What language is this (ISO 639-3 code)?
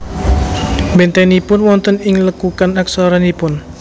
jav